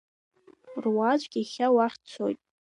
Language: Abkhazian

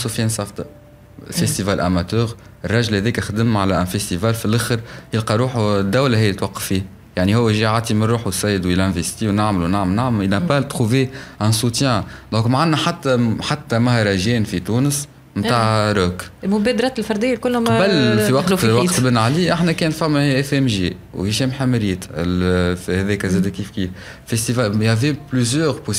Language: Arabic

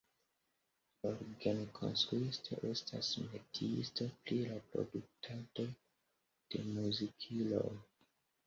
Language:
Esperanto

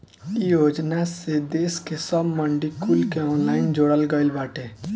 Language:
Bhojpuri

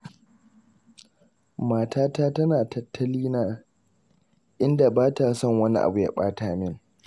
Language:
Hausa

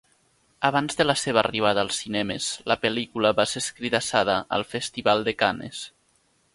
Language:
Catalan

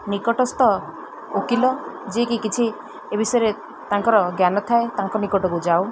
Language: Odia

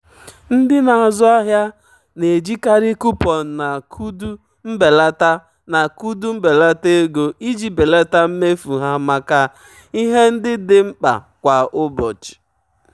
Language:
Igbo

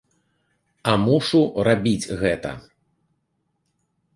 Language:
Belarusian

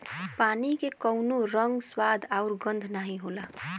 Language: Bhojpuri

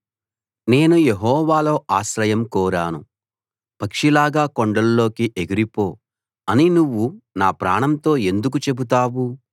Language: Telugu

